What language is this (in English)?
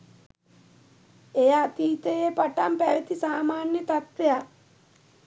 Sinhala